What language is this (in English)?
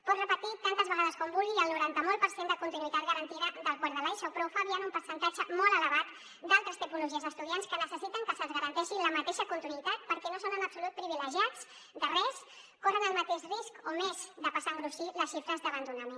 Catalan